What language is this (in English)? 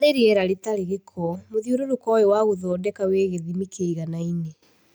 Kikuyu